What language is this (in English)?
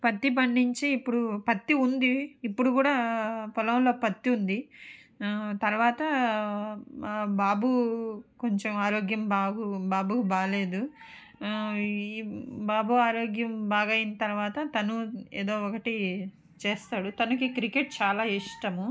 Telugu